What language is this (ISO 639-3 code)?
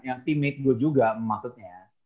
ind